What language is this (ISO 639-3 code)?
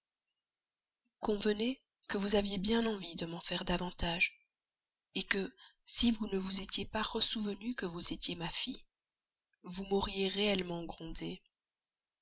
fra